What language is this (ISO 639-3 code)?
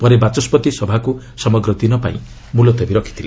ori